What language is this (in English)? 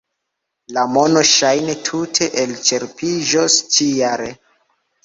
Esperanto